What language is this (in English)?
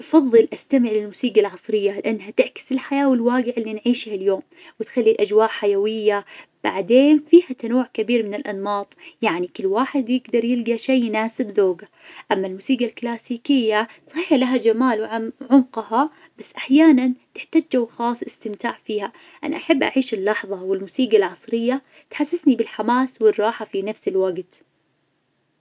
Najdi Arabic